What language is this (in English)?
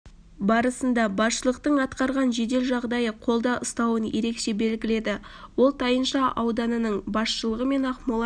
Kazakh